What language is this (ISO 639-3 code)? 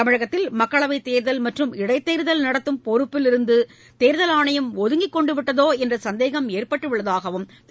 tam